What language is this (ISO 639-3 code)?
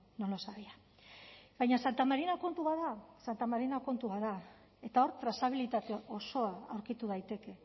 eus